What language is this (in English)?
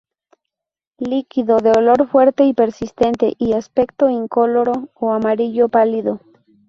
Spanish